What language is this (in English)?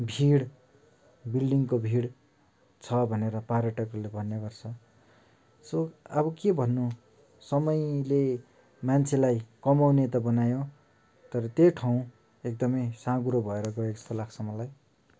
Nepali